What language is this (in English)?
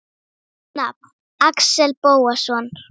Icelandic